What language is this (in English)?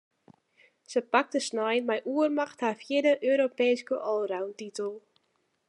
Western Frisian